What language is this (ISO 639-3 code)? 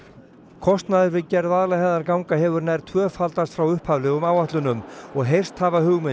isl